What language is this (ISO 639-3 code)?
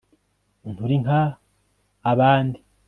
kin